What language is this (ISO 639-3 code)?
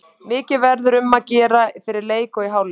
isl